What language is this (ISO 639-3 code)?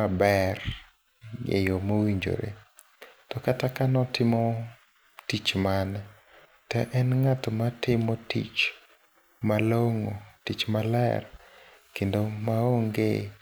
luo